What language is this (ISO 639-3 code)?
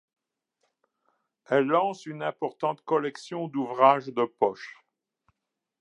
fra